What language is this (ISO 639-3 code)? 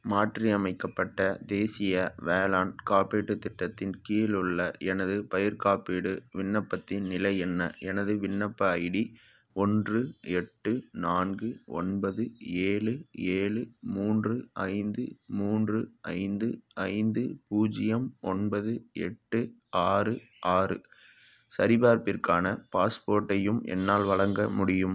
tam